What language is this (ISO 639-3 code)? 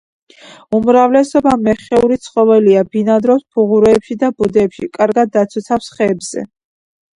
kat